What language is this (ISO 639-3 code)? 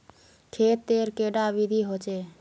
mag